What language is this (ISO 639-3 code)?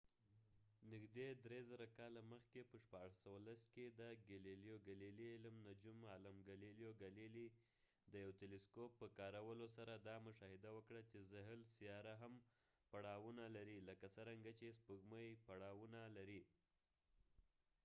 pus